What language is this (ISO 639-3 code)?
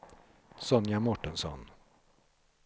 swe